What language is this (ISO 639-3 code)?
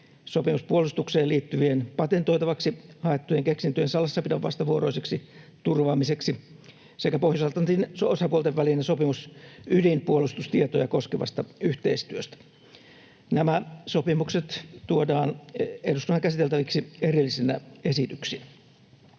fin